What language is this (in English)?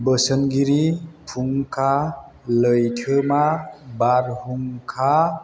Bodo